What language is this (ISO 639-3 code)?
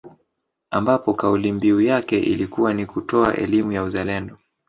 swa